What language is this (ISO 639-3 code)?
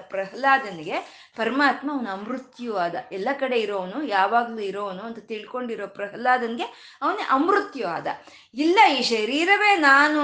kan